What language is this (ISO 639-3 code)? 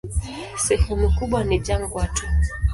swa